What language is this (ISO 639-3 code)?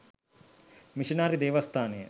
sin